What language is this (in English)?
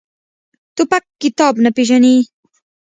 Pashto